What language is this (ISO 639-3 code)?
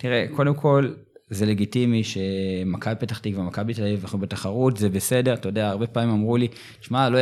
heb